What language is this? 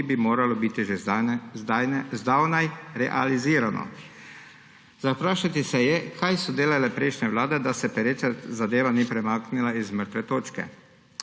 Slovenian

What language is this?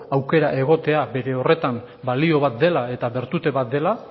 Basque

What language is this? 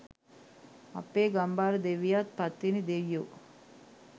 Sinhala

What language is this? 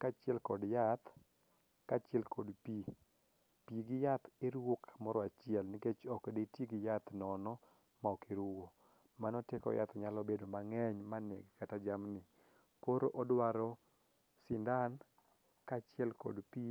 Luo (Kenya and Tanzania)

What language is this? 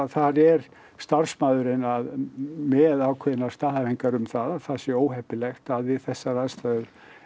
Icelandic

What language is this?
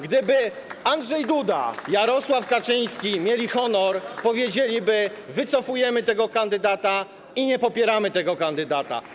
Polish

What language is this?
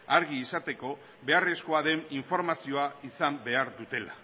Basque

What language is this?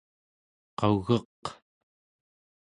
Central Yupik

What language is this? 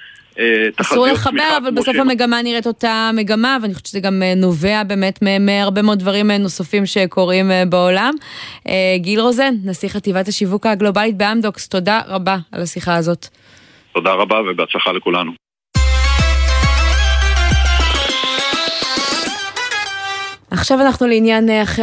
Hebrew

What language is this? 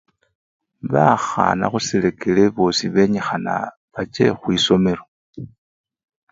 Luyia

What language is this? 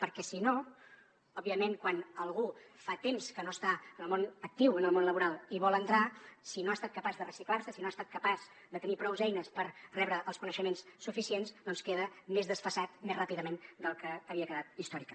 Catalan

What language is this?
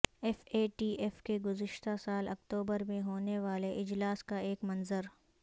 Urdu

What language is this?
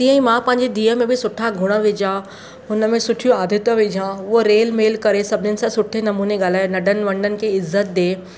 Sindhi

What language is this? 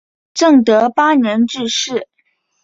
Chinese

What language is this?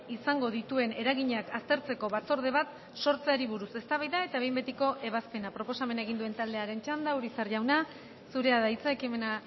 Basque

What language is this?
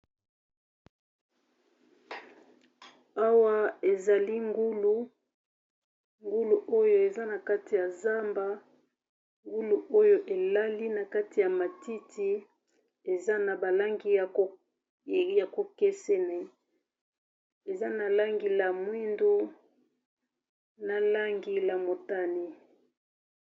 Lingala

